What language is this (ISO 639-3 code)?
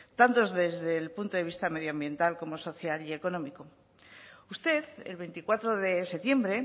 spa